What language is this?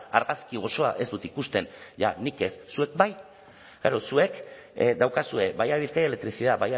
Basque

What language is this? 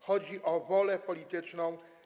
Polish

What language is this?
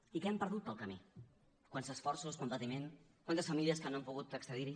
Catalan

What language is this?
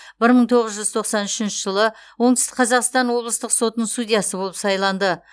Kazakh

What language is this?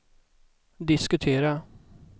Swedish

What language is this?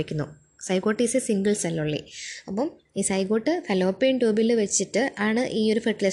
Malayalam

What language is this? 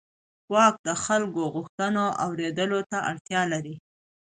Pashto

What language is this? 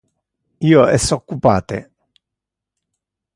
Interlingua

